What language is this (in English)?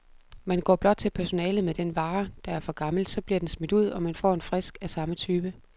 Danish